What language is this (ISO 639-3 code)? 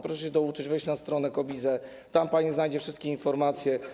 pol